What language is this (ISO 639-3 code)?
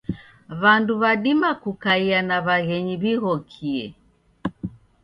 dav